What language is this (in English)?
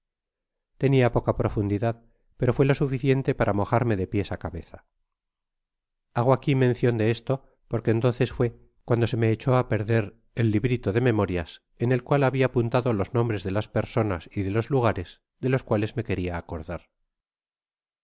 Spanish